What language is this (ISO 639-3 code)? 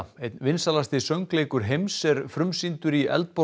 isl